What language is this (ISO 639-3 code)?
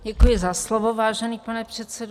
ces